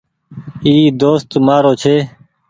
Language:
Goaria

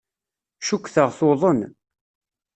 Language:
Kabyle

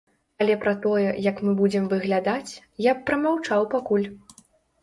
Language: Belarusian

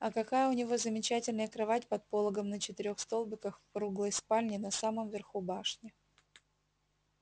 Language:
Russian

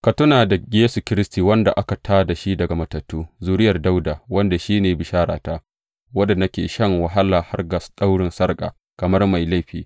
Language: Hausa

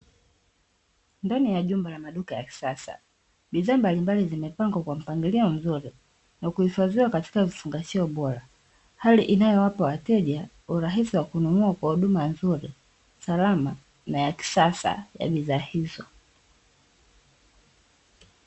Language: Swahili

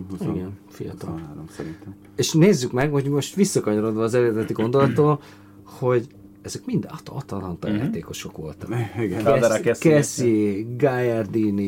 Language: Hungarian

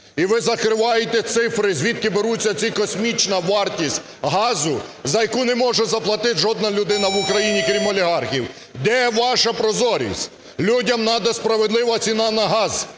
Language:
Ukrainian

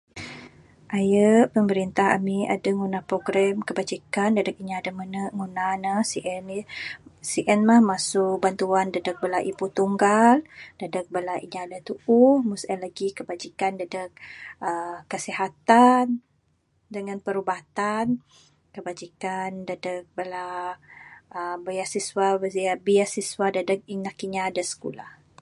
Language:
Bukar-Sadung Bidayuh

